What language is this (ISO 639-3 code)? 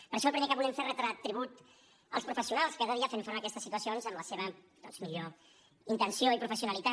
cat